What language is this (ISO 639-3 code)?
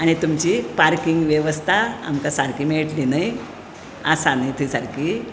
kok